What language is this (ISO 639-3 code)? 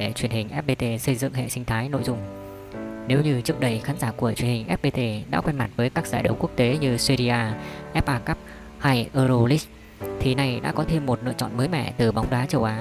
vie